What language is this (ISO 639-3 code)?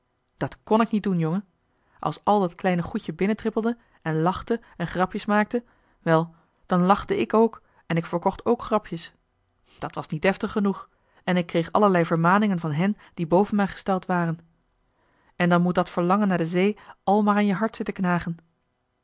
nld